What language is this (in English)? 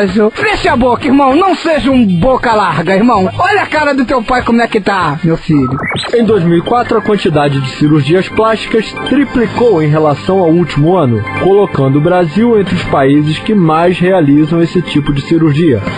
Portuguese